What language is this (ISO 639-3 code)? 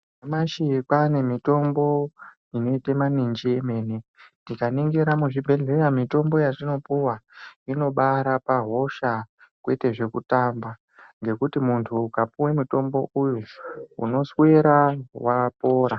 ndc